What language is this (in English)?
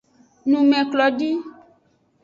Aja (Benin)